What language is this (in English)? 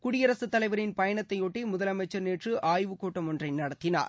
Tamil